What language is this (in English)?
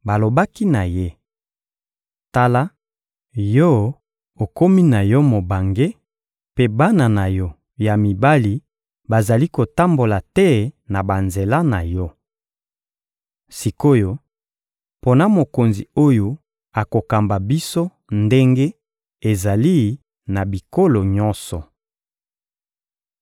Lingala